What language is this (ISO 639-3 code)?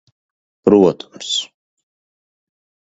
lav